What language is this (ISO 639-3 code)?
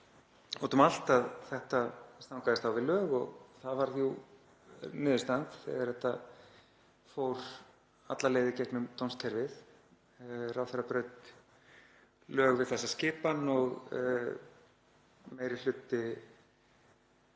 isl